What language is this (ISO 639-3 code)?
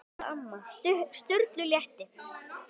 isl